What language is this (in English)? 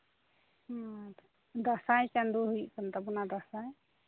Santali